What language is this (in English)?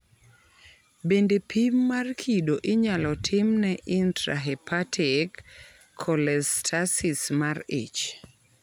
Luo (Kenya and Tanzania)